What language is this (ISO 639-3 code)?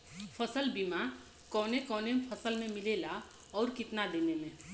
bho